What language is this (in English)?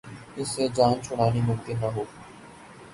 Urdu